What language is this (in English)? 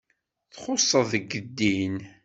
Kabyle